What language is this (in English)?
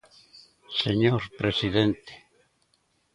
Galician